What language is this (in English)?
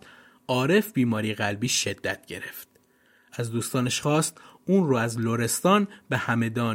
Persian